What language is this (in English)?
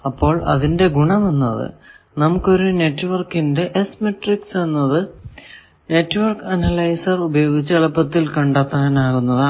Malayalam